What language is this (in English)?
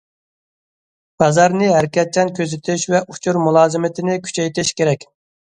Uyghur